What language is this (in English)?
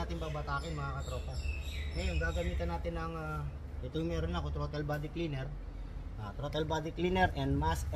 Filipino